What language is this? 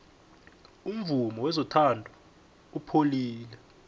South Ndebele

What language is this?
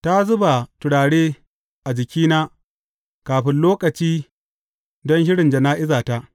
Hausa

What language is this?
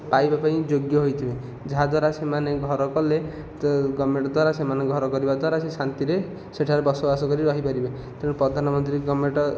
Odia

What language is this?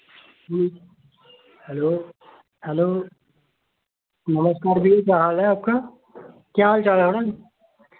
Dogri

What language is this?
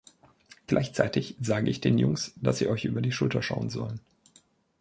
German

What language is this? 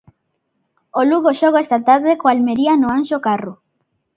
Galician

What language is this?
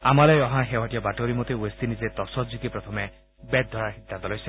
Assamese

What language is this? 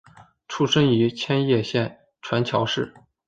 Chinese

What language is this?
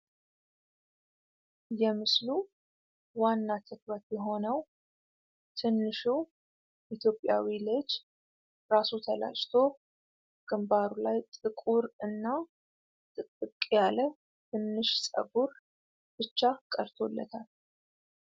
Amharic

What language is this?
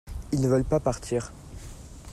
French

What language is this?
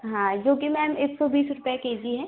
Hindi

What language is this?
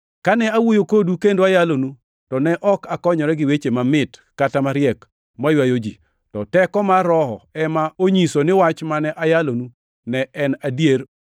Luo (Kenya and Tanzania)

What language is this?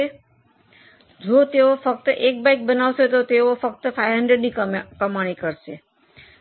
Gujarati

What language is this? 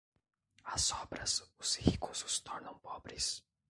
Portuguese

